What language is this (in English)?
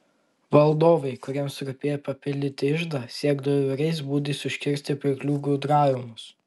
Lithuanian